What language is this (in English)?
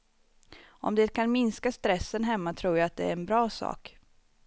Swedish